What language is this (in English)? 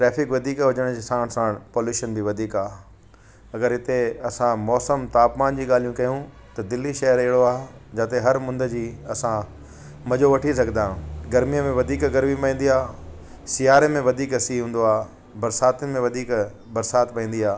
Sindhi